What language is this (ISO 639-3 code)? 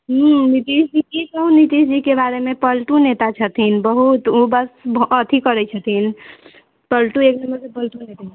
mai